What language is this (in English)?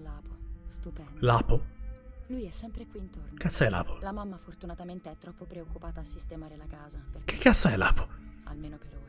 Italian